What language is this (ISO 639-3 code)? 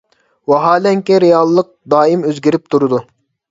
uig